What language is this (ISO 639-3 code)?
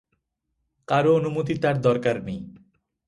ben